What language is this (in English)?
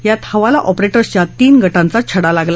Marathi